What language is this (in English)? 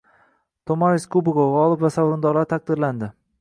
Uzbek